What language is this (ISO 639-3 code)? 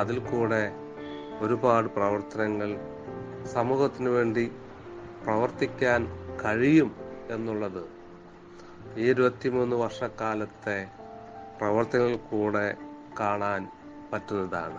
mal